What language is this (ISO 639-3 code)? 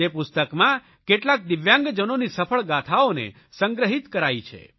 guj